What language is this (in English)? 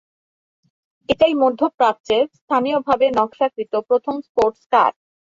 Bangla